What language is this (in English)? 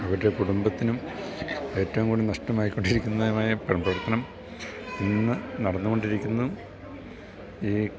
Malayalam